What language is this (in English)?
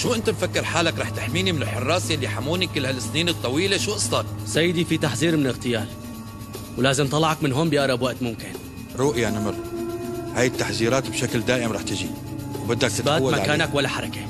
Arabic